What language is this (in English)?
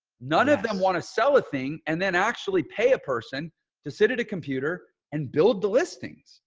English